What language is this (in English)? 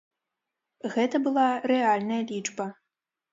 Belarusian